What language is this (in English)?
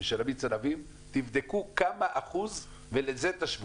Hebrew